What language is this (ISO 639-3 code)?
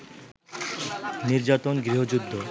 ben